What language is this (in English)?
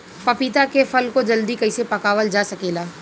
Bhojpuri